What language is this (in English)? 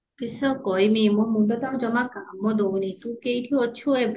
Odia